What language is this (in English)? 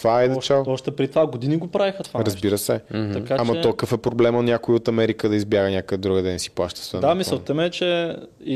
Bulgarian